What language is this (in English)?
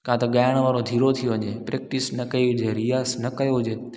Sindhi